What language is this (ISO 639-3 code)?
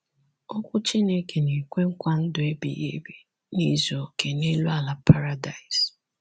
ibo